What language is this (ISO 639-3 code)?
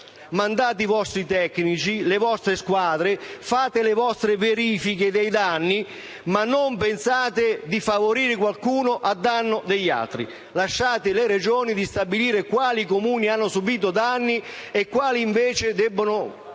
ita